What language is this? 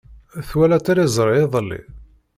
Kabyle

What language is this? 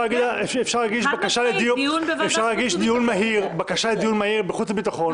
Hebrew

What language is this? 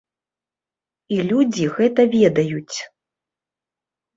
Belarusian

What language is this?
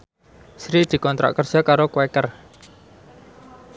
Javanese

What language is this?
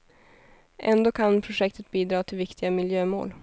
Swedish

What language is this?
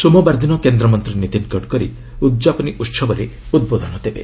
Odia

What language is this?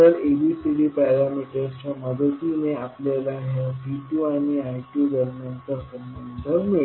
Marathi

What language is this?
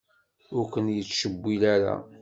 Kabyle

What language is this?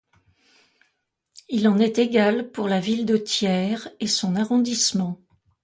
French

